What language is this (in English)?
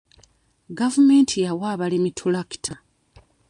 Ganda